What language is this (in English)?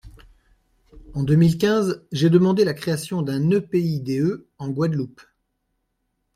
French